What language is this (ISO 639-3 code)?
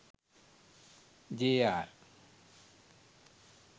sin